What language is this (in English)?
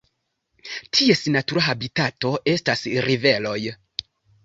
Esperanto